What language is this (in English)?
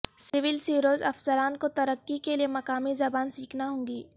Urdu